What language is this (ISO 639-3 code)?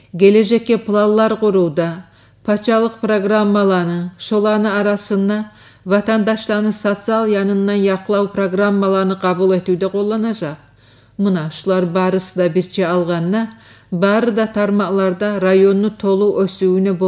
rus